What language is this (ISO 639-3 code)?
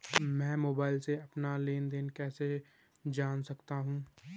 hin